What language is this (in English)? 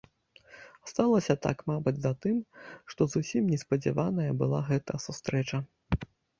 Belarusian